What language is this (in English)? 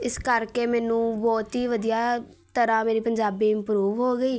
Punjabi